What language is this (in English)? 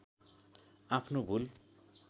Nepali